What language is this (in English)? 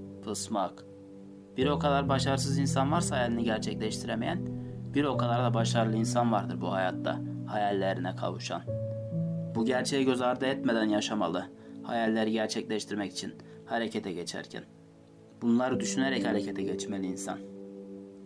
Turkish